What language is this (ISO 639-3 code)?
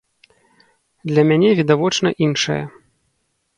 bel